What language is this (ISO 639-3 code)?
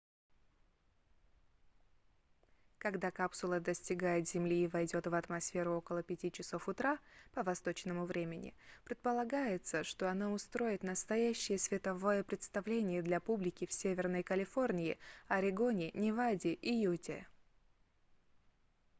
rus